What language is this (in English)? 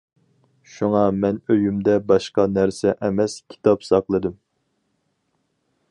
Uyghur